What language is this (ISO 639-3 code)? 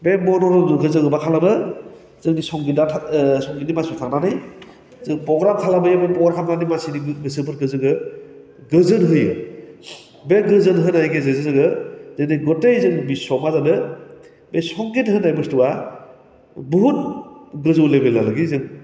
brx